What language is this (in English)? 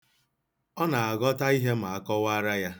Igbo